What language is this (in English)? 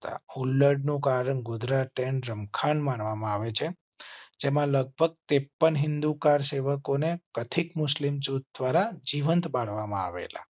Gujarati